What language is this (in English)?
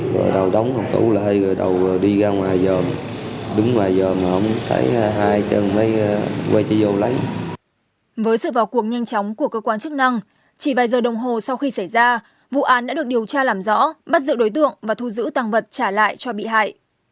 Vietnamese